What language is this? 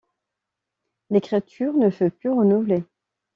French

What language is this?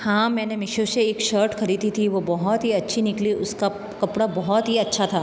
Hindi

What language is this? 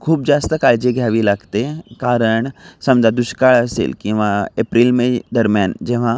Marathi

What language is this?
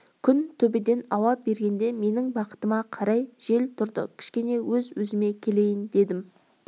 Kazakh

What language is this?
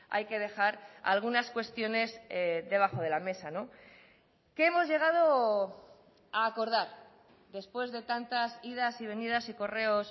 Spanish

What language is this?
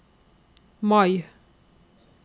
Norwegian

